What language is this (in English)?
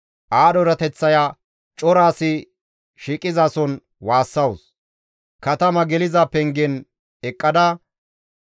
Gamo